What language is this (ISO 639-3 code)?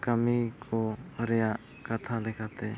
sat